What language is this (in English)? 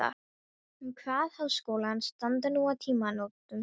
Icelandic